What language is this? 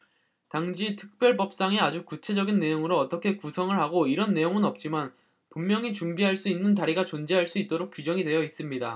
Korean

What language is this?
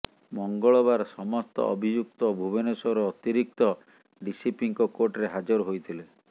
Odia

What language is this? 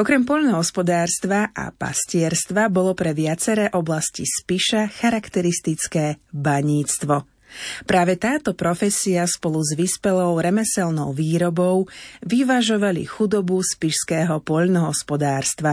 Slovak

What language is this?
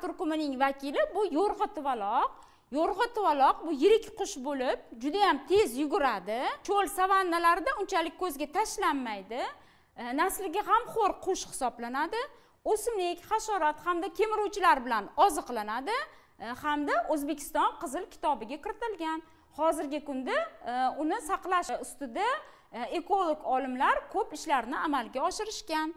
Turkish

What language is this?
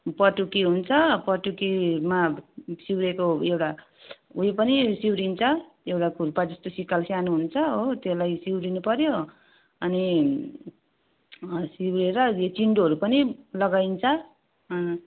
Nepali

